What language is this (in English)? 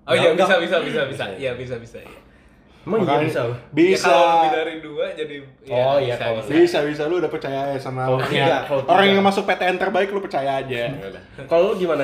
Indonesian